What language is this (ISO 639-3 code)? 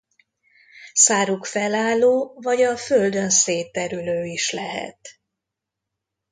hun